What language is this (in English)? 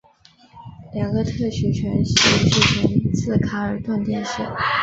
Chinese